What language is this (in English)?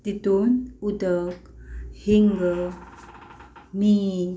Konkani